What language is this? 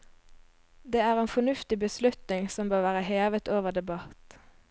Norwegian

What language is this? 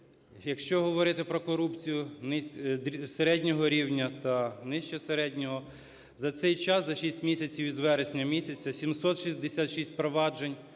Ukrainian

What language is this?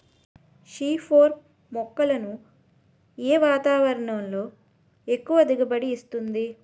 Telugu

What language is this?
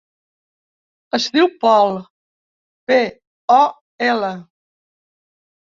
Catalan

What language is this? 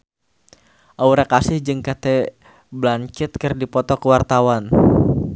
Sundanese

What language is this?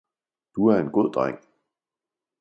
Danish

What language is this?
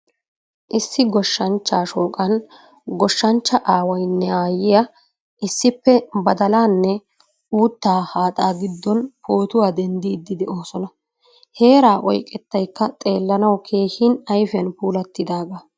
Wolaytta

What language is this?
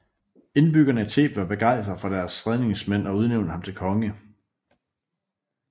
Danish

